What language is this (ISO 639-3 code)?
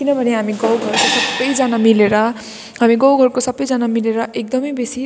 nep